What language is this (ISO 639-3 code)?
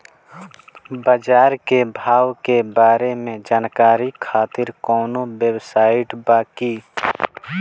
bho